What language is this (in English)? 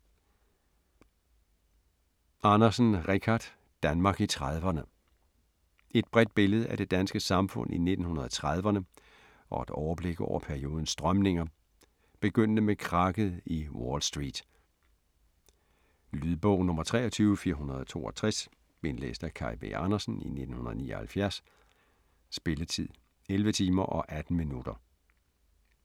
Danish